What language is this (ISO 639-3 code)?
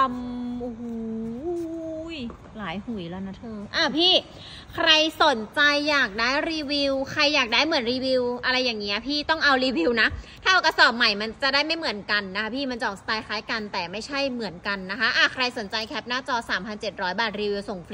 tha